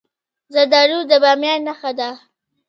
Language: Pashto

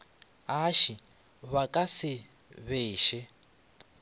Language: Northern Sotho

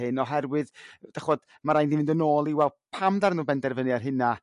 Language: Welsh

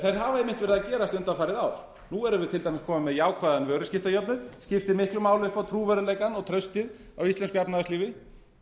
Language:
Icelandic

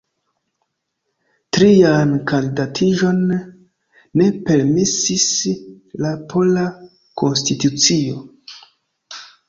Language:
Esperanto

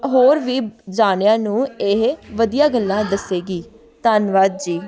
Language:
Punjabi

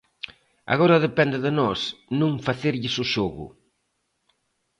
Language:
Galician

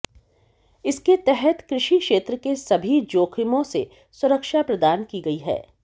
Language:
Hindi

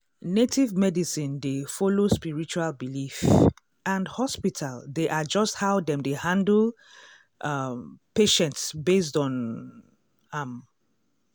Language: Nigerian Pidgin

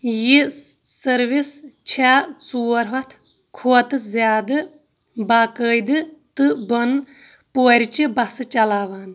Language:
Kashmiri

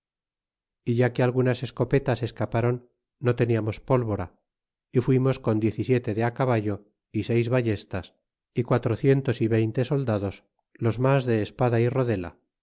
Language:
Spanish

